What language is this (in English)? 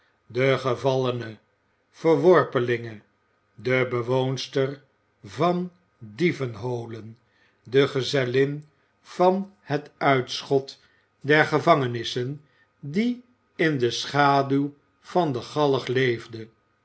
Dutch